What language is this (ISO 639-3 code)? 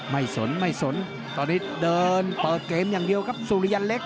tha